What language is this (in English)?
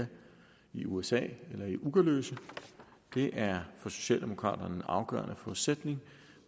Danish